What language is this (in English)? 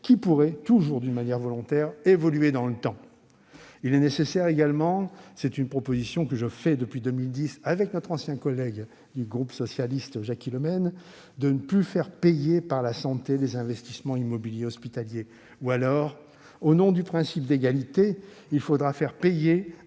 French